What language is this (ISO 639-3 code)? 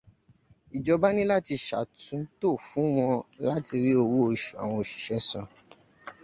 yor